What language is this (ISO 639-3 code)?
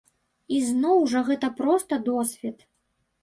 bel